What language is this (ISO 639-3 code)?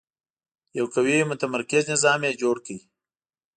pus